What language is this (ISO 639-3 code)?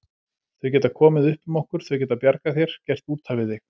isl